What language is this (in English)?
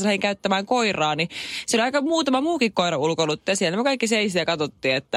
Finnish